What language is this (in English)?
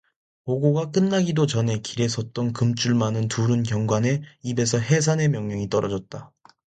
Korean